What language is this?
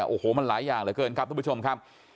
Thai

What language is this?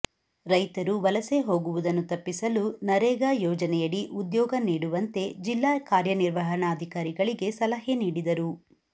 Kannada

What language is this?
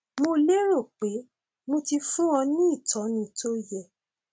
Yoruba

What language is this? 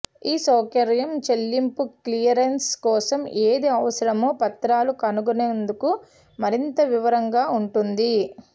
Telugu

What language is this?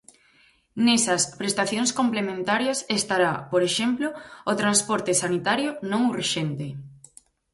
Galician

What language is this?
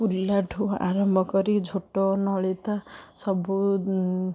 Odia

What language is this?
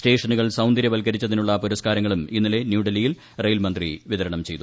Malayalam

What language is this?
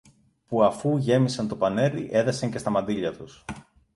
Greek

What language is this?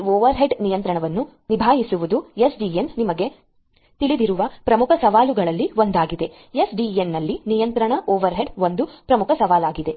Kannada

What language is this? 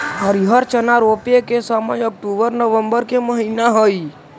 Magahi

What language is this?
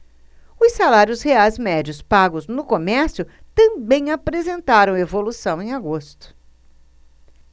Portuguese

